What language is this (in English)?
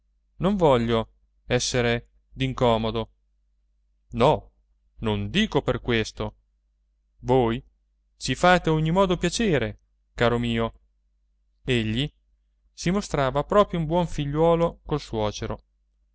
Italian